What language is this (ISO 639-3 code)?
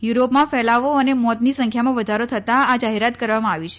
guj